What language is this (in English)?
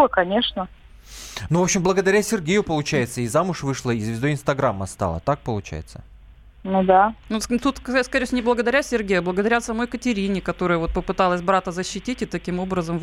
Russian